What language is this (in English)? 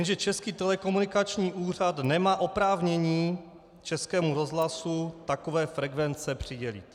Czech